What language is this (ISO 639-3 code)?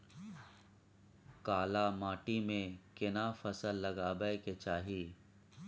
mai